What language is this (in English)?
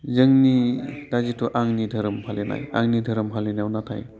Bodo